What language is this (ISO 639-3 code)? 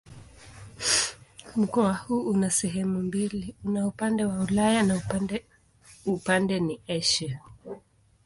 swa